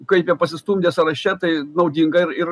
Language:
Lithuanian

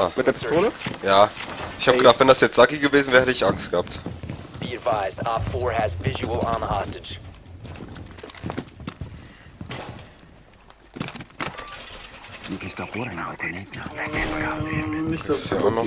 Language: German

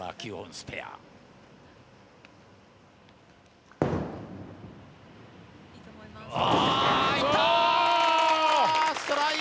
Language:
Japanese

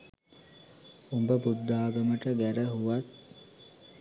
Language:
Sinhala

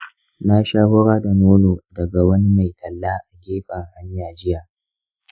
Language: Hausa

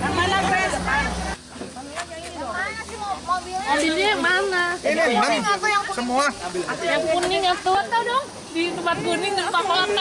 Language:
Indonesian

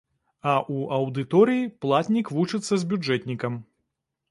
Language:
Belarusian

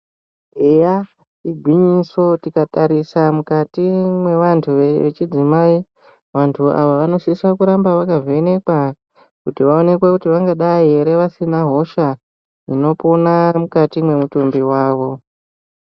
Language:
Ndau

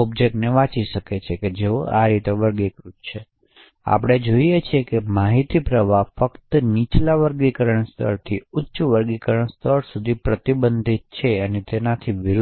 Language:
Gujarati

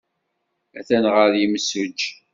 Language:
Kabyle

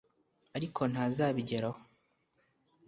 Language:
Kinyarwanda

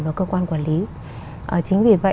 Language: Vietnamese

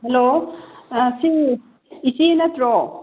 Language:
Manipuri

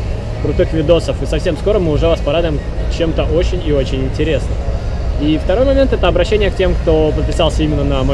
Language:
Russian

